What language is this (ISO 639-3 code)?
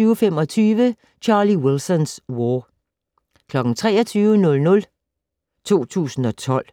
dan